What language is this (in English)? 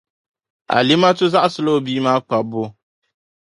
Dagbani